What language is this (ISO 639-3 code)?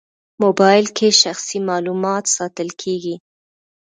pus